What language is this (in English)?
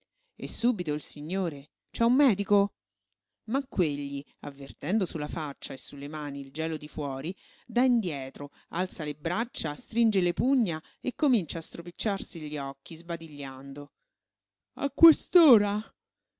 Italian